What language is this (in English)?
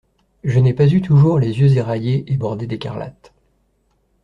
French